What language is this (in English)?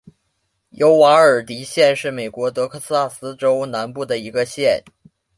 Chinese